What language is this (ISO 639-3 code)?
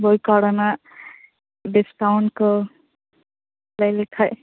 sat